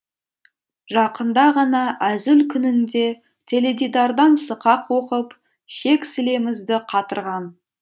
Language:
Kazakh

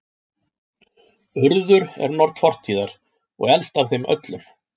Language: Icelandic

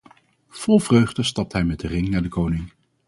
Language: Dutch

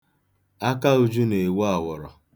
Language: Igbo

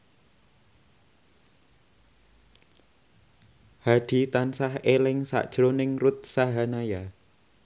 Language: Javanese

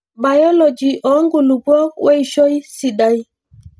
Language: Masai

